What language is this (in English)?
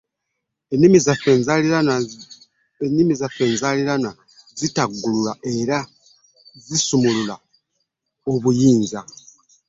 Ganda